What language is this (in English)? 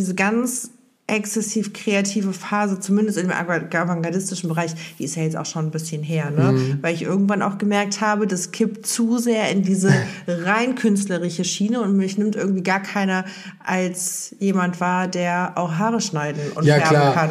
German